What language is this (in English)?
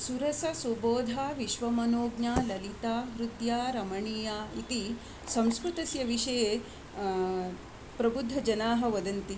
Sanskrit